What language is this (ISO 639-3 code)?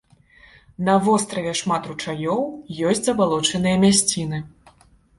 bel